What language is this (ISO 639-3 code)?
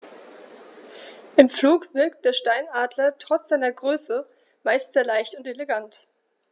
deu